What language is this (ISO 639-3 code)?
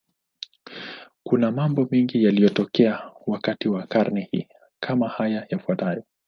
swa